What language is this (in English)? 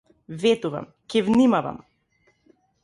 Macedonian